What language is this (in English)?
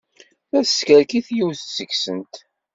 Kabyle